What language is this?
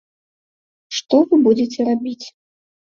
Belarusian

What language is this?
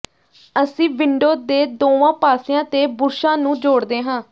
Punjabi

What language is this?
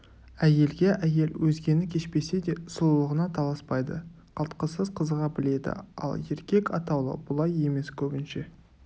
Kazakh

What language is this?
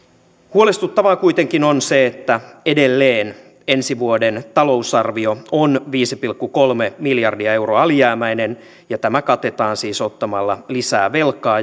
Finnish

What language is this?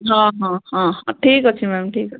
Odia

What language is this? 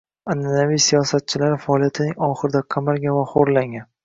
Uzbek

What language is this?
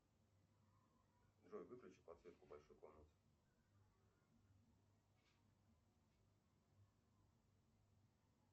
Russian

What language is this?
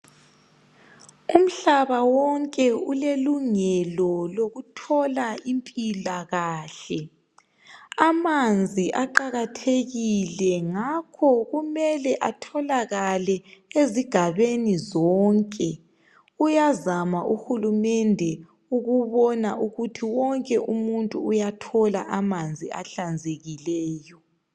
North Ndebele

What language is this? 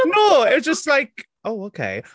English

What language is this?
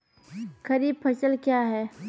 Maithili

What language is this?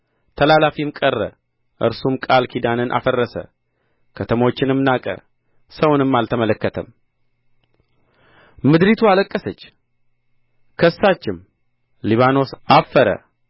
Amharic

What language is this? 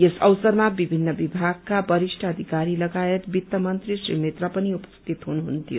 Nepali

